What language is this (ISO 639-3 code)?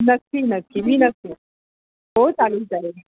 mar